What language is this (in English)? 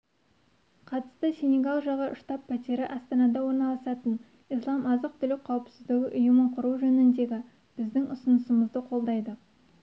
Kazakh